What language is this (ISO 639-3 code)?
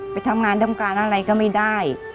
tha